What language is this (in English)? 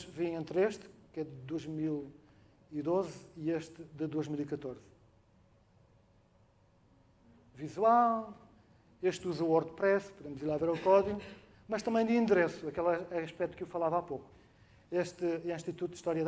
Portuguese